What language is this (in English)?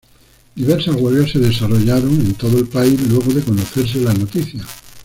Spanish